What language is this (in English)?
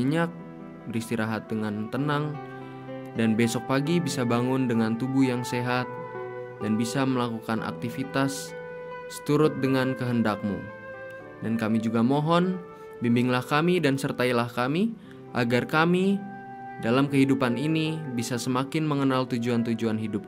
Indonesian